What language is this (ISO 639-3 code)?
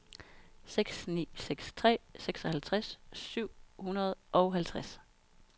dan